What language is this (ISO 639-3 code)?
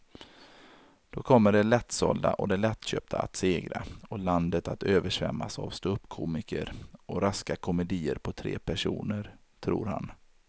swe